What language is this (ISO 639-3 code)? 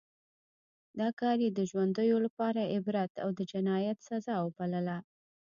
pus